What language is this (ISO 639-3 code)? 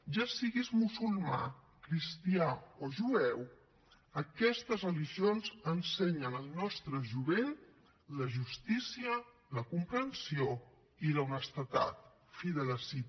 cat